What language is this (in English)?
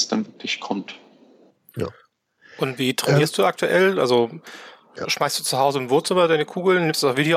German